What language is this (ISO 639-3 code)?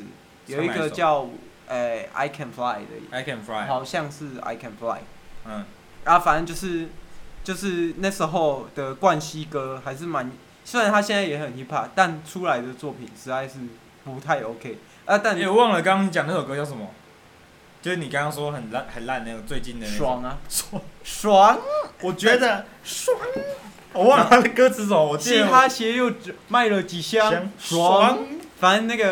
zho